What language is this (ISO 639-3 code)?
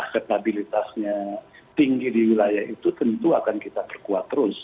ind